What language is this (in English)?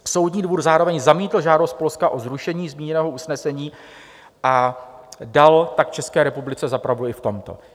Czech